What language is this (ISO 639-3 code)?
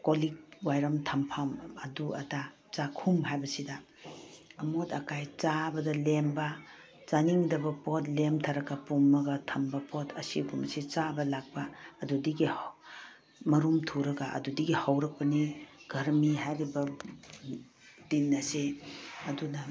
mni